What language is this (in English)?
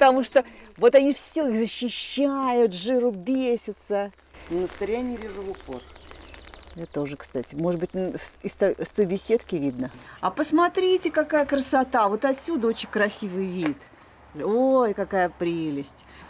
Russian